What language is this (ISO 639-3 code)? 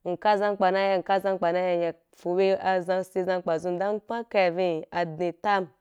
juk